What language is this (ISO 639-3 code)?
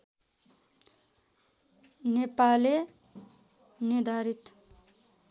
nep